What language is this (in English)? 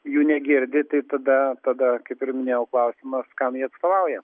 Lithuanian